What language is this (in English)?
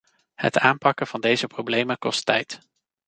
Dutch